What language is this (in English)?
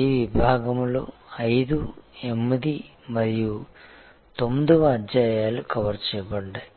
Telugu